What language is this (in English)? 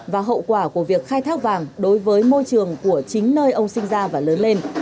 Vietnamese